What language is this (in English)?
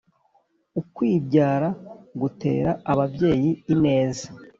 Kinyarwanda